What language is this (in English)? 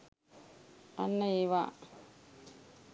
Sinhala